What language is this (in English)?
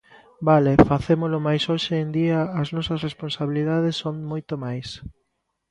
Galician